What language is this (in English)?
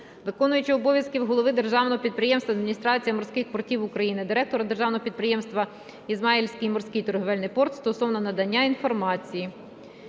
Ukrainian